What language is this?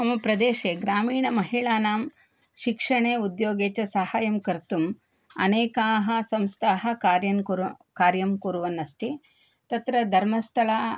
Sanskrit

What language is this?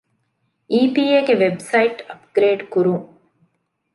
Divehi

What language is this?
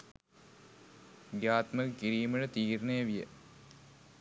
Sinhala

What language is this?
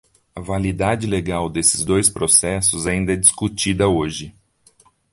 Portuguese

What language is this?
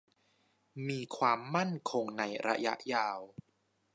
Thai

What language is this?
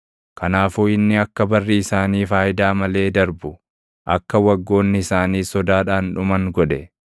Oromo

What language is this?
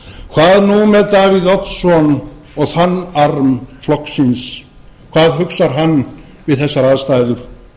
Icelandic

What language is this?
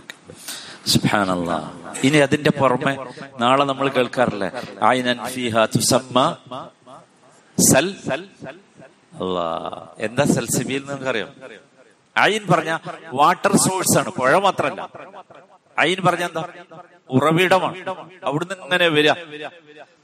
Malayalam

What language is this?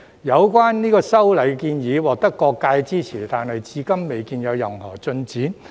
Cantonese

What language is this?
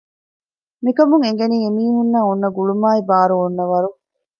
Divehi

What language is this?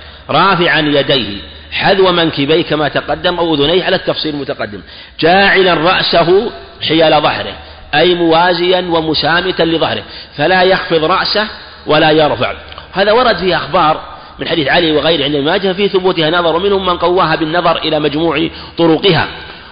Arabic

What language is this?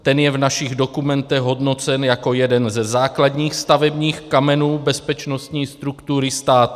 Czech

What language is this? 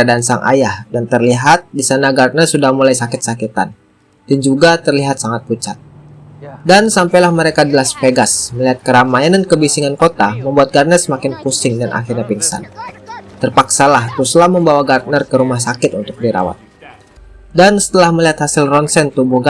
Indonesian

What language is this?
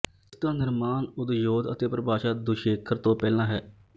Punjabi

